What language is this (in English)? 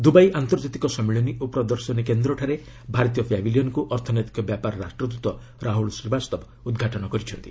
Odia